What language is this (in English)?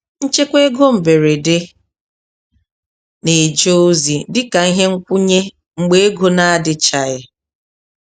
Igbo